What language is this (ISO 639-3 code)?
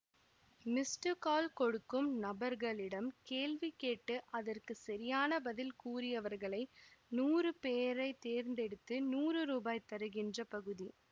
tam